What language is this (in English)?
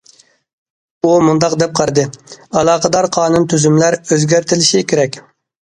Uyghur